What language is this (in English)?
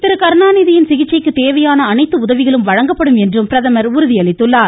Tamil